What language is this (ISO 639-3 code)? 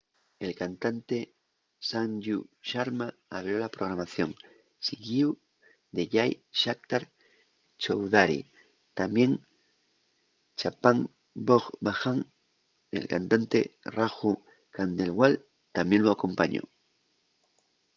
ast